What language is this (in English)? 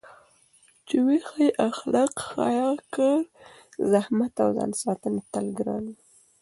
Pashto